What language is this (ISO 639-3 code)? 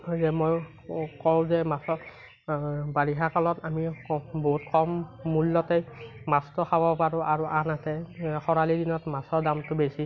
asm